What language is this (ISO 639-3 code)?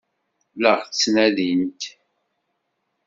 kab